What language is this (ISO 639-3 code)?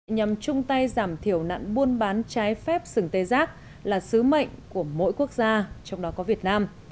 vie